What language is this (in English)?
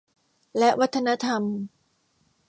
Thai